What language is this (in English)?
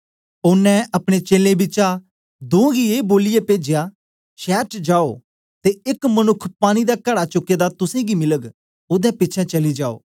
Dogri